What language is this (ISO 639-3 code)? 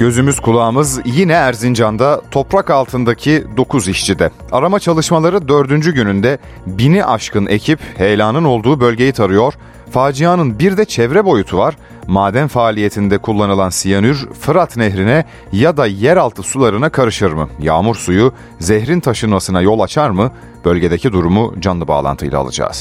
tur